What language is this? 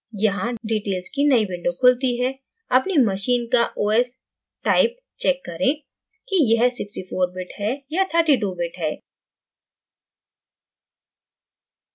Hindi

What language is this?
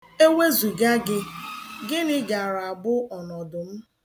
Igbo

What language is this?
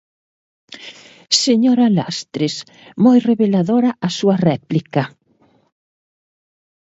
Galician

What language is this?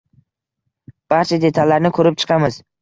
Uzbek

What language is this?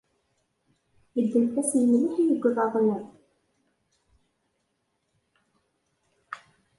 Kabyle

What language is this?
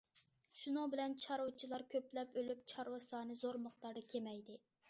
Uyghur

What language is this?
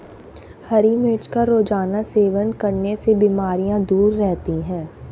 Hindi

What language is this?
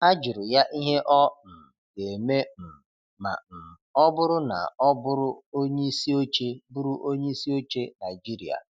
Igbo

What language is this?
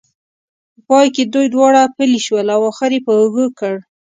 Pashto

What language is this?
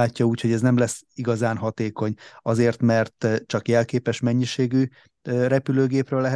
Hungarian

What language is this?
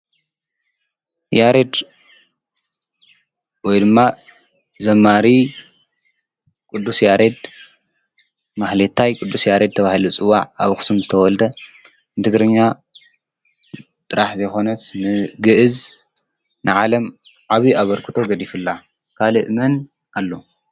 Tigrinya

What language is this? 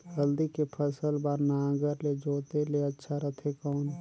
Chhattisgarhi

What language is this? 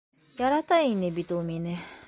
Bashkir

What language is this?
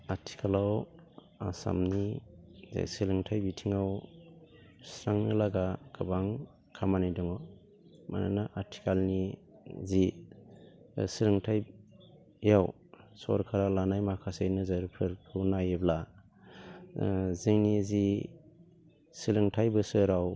Bodo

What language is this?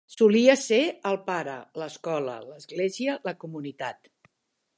Catalan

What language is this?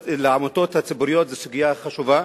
Hebrew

